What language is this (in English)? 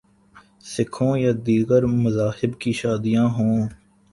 Urdu